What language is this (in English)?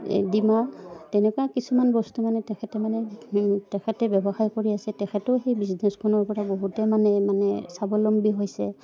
Assamese